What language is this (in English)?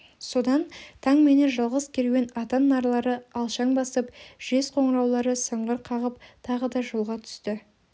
Kazakh